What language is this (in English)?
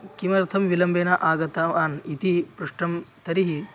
Sanskrit